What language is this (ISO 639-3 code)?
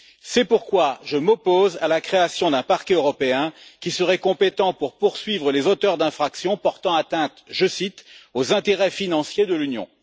fra